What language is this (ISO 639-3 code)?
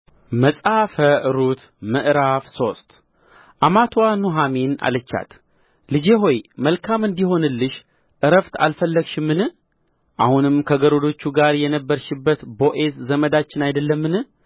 amh